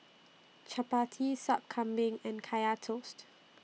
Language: English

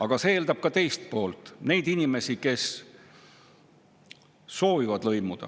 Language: Estonian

